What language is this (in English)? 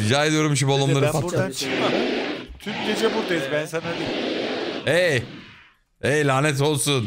Turkish